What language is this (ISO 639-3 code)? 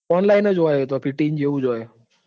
guj